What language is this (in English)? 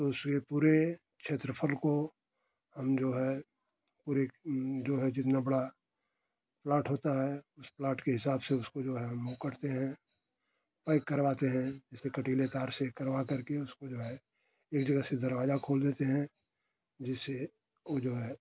Hindi